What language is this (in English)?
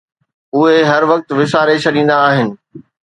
Sindhi